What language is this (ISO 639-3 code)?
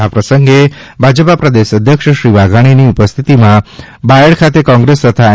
guj